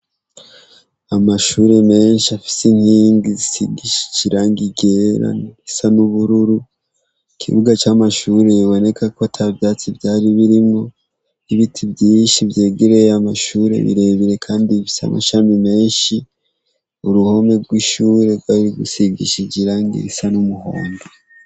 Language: Rundi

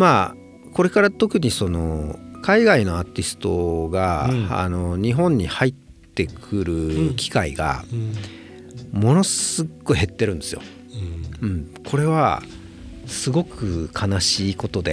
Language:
Japanese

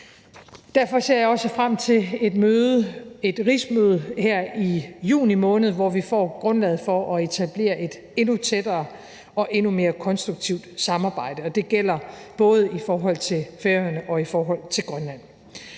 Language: Danish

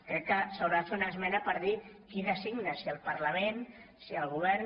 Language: Catalan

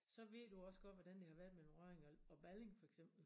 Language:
Danish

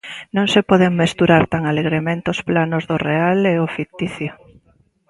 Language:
Galician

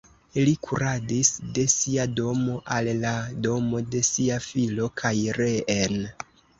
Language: Esperanto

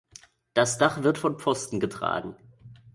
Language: German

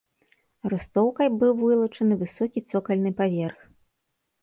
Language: Belarusian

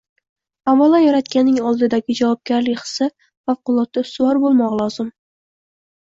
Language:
Uzbek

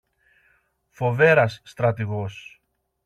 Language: Greek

